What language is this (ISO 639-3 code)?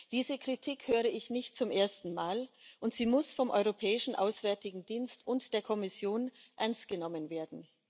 deu